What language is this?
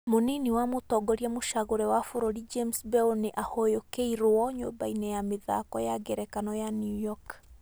Kikuyu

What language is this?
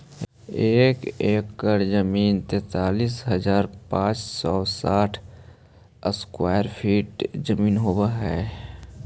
Magahi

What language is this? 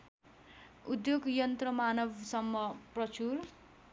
Nepali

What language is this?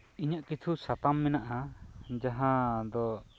Santali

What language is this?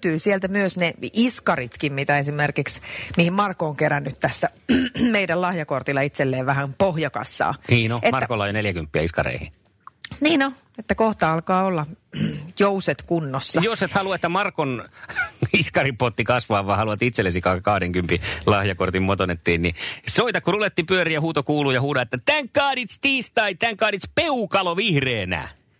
Finnish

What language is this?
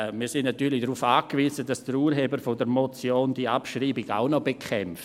Swiss German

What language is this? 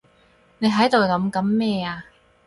Cantonese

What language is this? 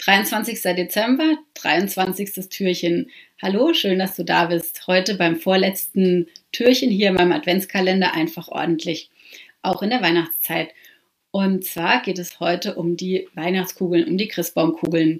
German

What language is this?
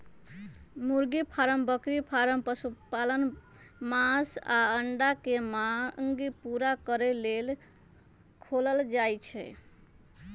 Magahi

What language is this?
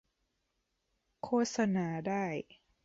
Thai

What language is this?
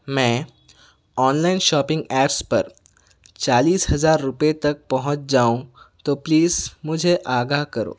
Urdu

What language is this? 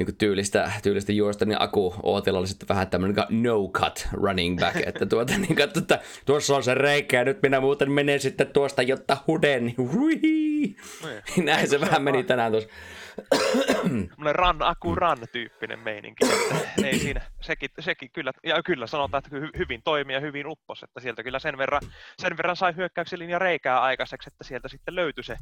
Finnish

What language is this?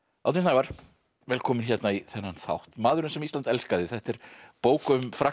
Icelandic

